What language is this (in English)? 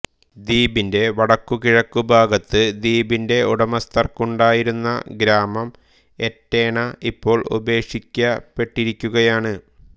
Malayalam